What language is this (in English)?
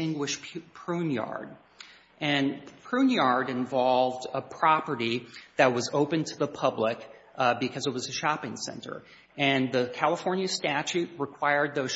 English